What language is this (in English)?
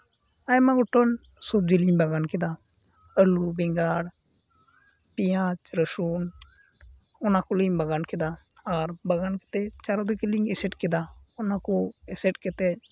Santali